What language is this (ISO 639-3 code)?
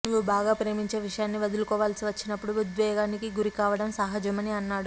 tel